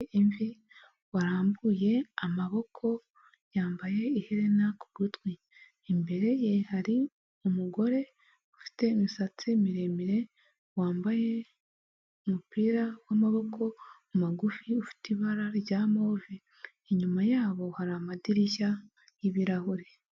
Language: Kinyarwanda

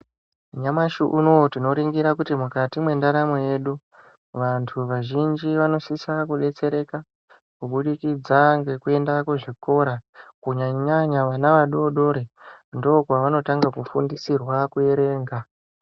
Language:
Ndau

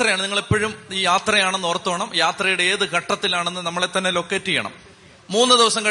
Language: Malayalam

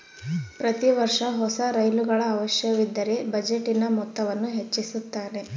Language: Kannada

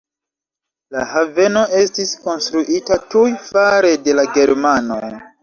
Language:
Esperanto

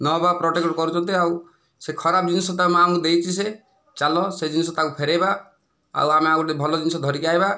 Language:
Odia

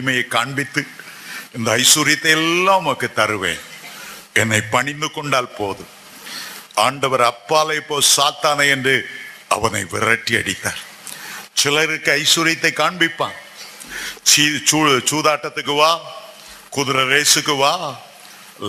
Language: Tamil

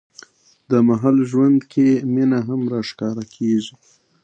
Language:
Pashto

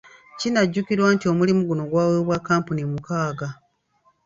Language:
Ganda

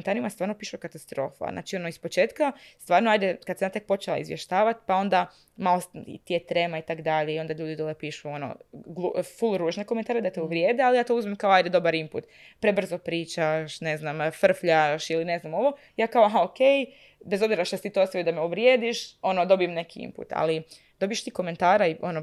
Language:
Croatian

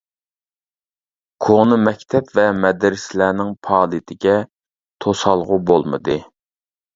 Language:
Uyghur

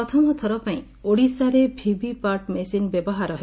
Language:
Odia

